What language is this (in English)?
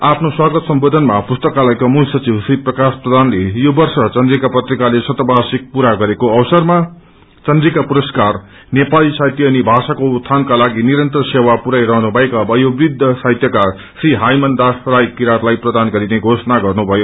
Nepali